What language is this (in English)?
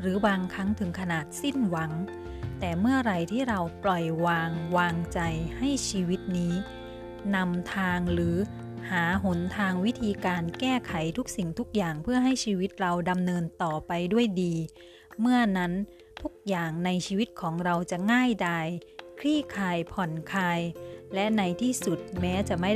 Thai